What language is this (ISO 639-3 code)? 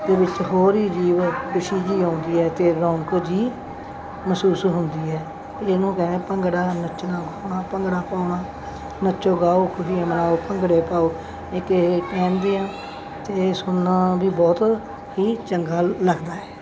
pan